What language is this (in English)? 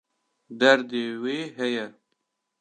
Kurdish